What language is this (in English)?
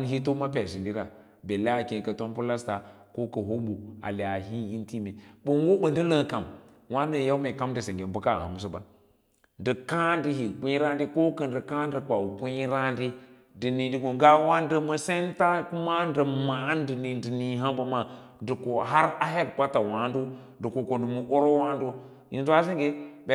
Lala-Roba